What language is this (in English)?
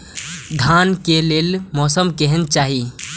Maithili